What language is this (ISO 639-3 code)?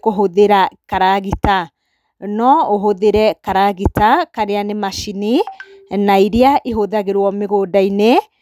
kik